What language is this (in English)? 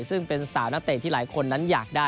Thai